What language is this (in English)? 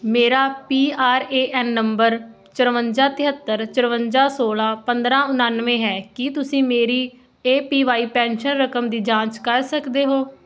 Punjabi